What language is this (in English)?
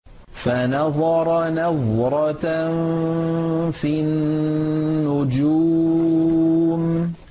Arabic